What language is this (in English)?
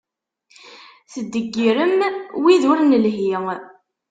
Kabyle